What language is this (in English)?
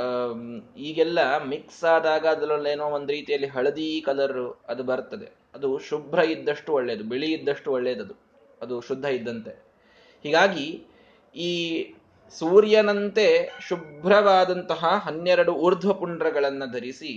Kannada